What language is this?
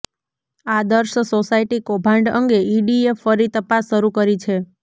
Gujarati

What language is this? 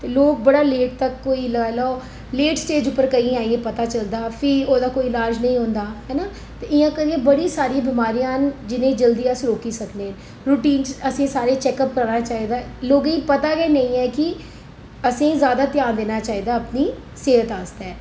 Dogri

